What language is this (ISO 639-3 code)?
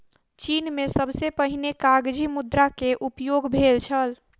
mai